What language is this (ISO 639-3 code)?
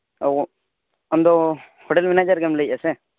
sat